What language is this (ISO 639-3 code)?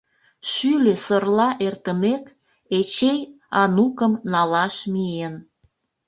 chm